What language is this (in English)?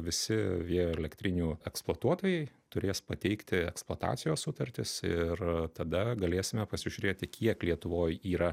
Lithuanian